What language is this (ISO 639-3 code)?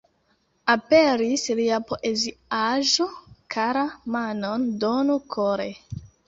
epo